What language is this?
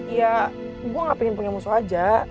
Indonesian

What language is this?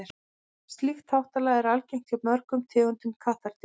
Icelandic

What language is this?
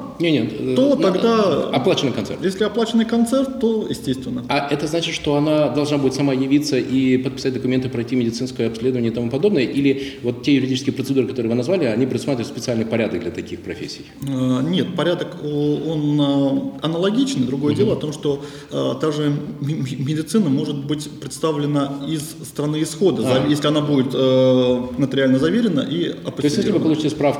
Russian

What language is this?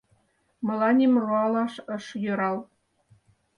Mari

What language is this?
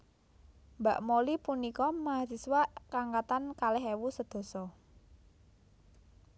Javanese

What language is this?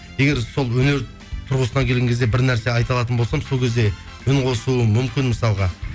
Kazakh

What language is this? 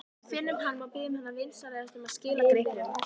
Icelandic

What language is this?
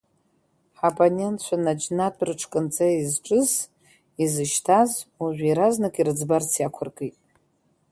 Abkhazian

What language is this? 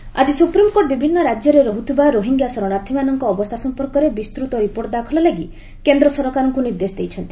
Odia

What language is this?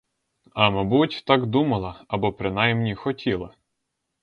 Ukrainian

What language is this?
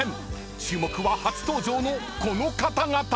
Japanese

